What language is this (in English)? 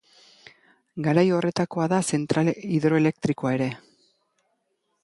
Basque